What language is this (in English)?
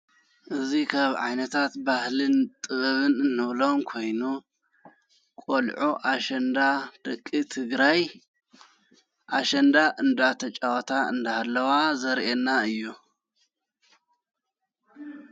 Tigrinya